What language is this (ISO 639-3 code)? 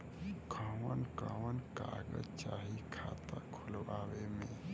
bho